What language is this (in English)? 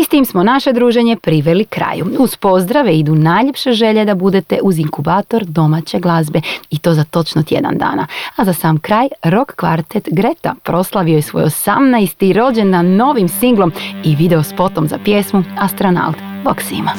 Croatian